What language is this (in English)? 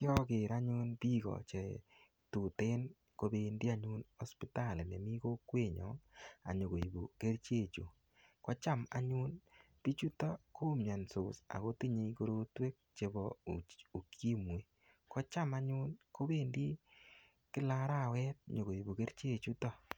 Kalenjin